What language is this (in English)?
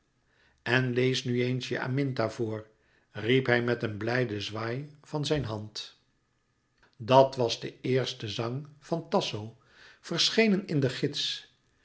Dutch